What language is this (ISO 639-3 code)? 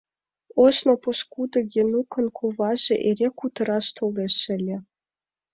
chm